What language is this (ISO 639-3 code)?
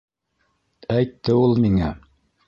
bak